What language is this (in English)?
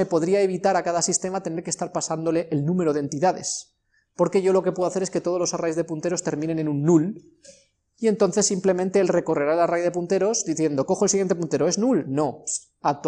Spanish